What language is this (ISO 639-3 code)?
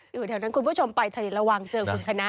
tha